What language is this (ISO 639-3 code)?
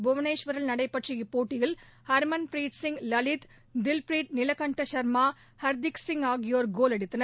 tam